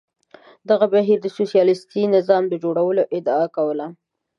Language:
Pashto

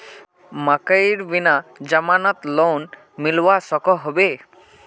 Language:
Magahi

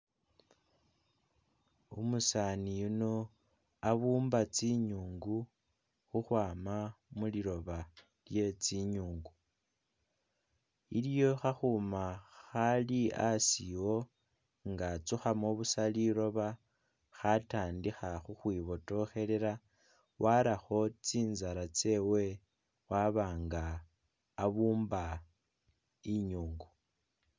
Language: Masaaba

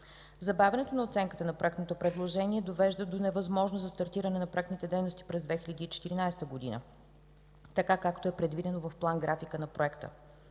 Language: Bulgarian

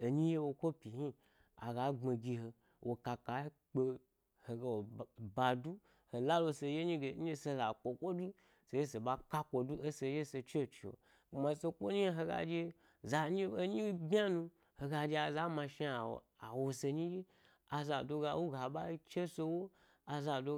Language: Gbari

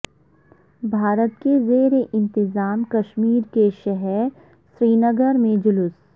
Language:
Urdu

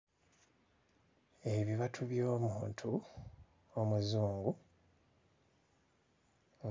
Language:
Ganda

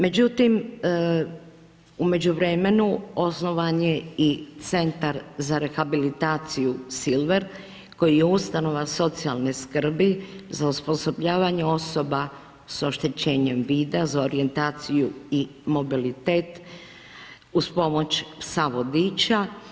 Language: Croatian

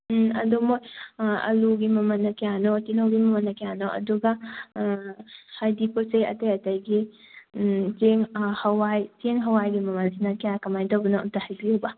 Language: Manipuri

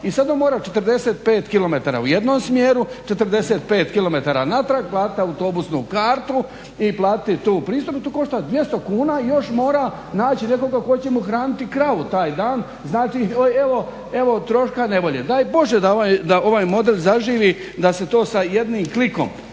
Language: Croatian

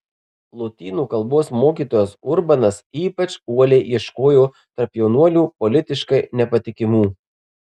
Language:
Lithuanian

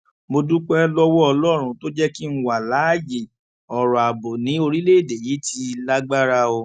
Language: Yoruba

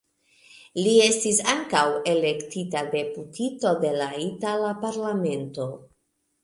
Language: Esperanto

